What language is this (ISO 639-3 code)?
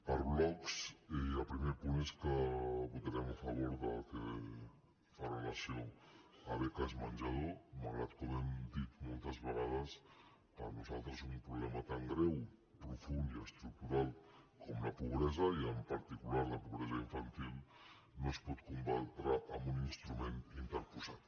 cat